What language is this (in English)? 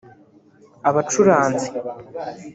Kinyarwanda